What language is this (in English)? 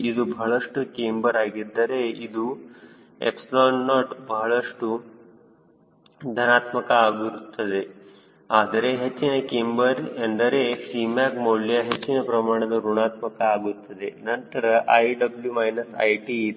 Kannada